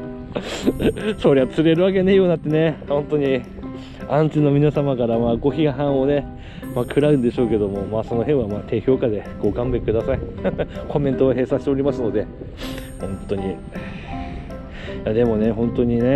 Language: Japanese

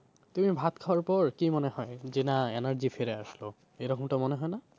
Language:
Bangla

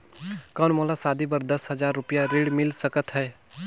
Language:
Chhattisgarhi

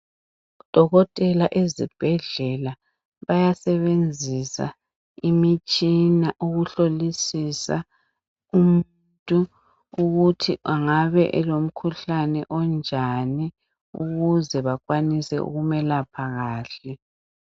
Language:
North Ndebele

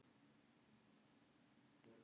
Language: Icelandic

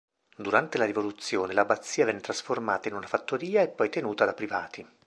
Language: Italian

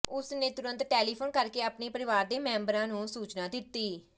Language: Punjabi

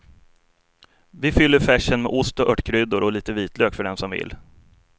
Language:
Swedish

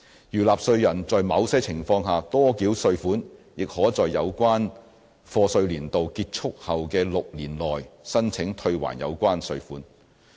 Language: Cantonese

